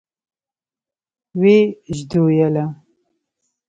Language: Pashto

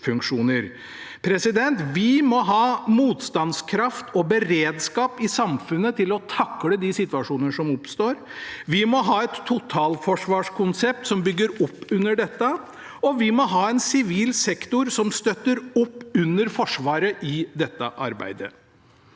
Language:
Norwegian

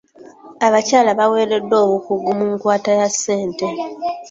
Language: Ganda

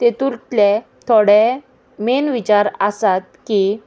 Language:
Konkani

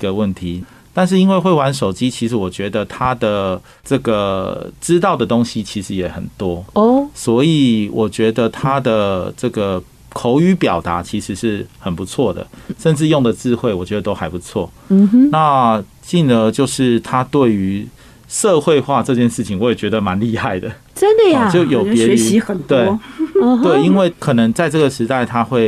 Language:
Chinese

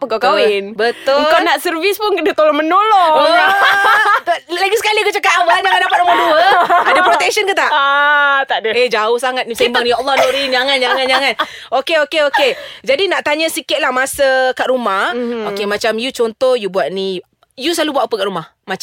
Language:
Malay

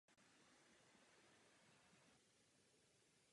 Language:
Czech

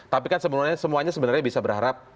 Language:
Indonesian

